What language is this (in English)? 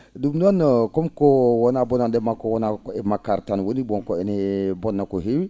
Fula